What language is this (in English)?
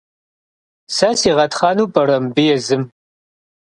Kabardian